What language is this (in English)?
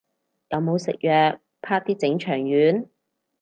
Cantonese